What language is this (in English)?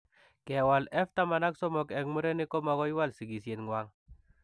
Kalenjin